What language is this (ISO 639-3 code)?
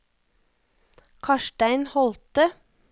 nor